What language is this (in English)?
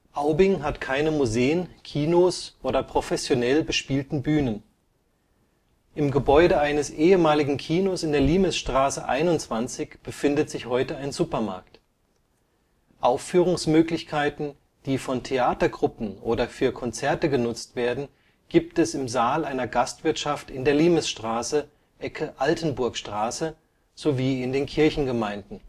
German